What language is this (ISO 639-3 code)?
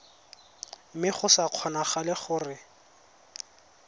tsn